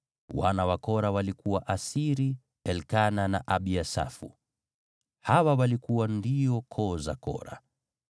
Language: Swahili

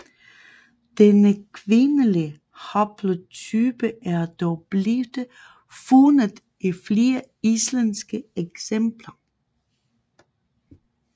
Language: Danish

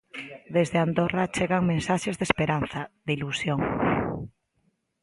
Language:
Galician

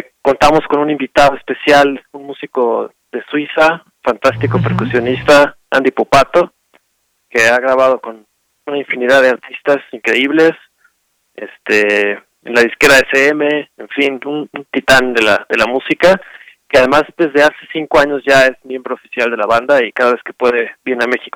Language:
Spanish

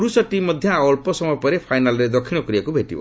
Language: Odia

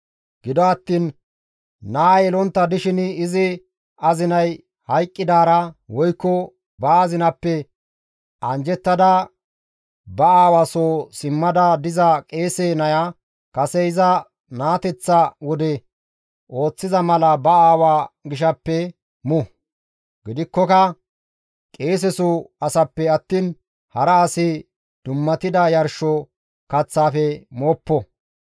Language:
Gamo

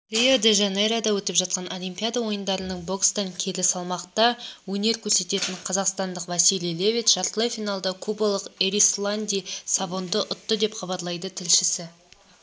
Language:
Kazakh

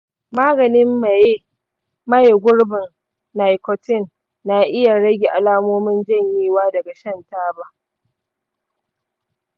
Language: Hausa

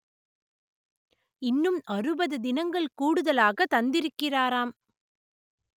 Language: Tamil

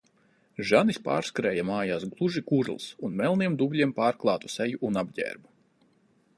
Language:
Latvian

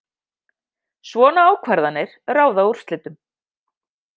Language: Icelandic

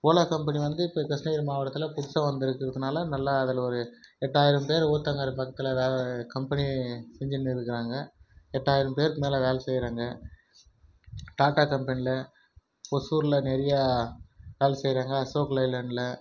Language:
Tamil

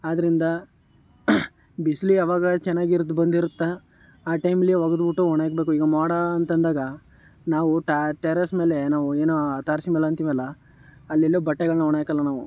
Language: Kannada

